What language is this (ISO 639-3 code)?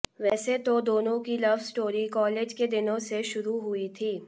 hin